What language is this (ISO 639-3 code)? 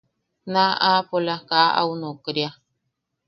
yaq